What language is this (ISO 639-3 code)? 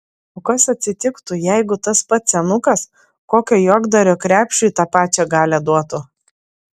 lit